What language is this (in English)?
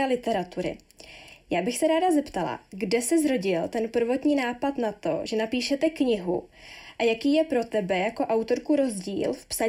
Czech